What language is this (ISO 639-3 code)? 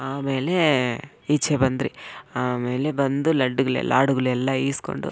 kan